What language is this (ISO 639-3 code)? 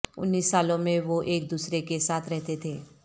urd